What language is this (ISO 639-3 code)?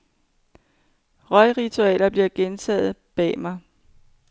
dan